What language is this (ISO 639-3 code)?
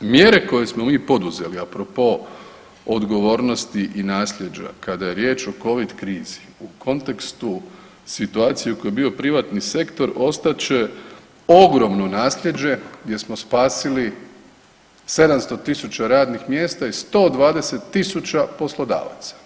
hrv